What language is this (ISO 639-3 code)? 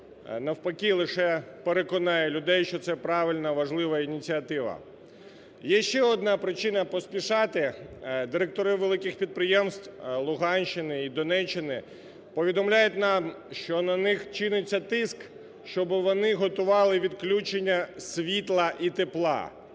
ukr